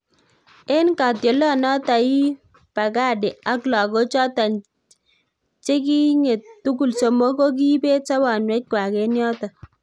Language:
Kalenjin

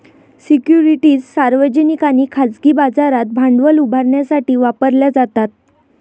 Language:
Marathi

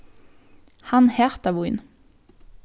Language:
Faroese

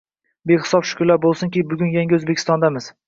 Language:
Uzbek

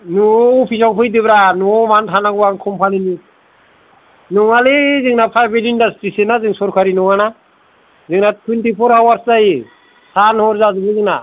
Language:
Bodo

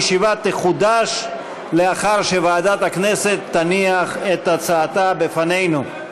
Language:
Hebrew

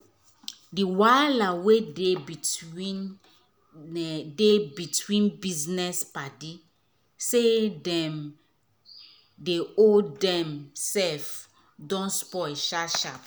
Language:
Nigerian Pidgin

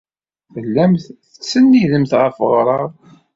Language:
Kabyle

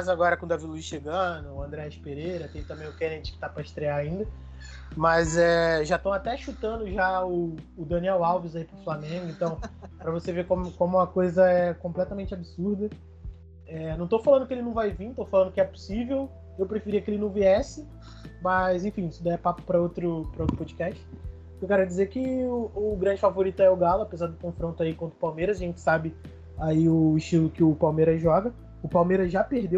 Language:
Portuguese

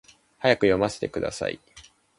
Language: Japanese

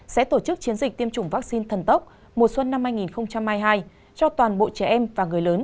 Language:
Vietnamese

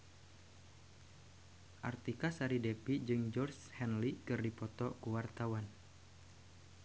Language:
Sundanese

